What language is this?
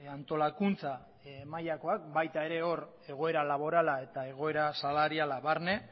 Basque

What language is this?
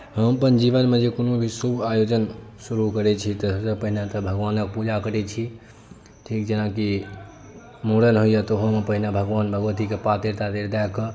Maithili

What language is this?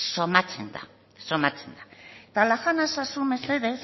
Basque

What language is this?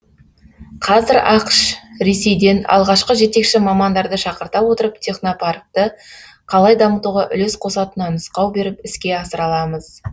Kazakh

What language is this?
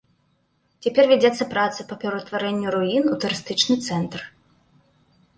Belarusian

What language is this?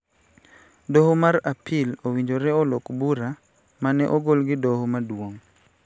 Luo (Kenya and Tanzania)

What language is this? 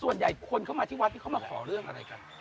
Thai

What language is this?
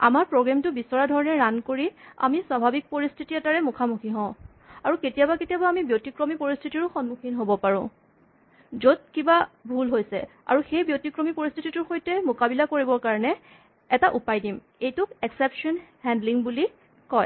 Assamese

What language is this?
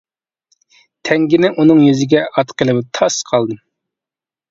Uyghur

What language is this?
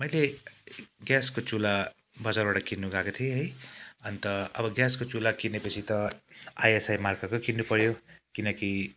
Nepali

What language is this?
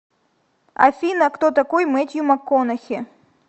Russian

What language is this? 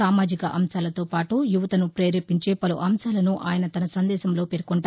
Telugu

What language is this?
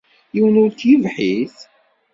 Kabyle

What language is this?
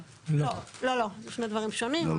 Hebrew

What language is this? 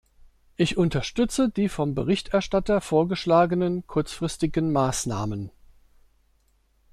German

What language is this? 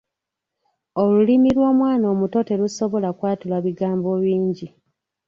Ganda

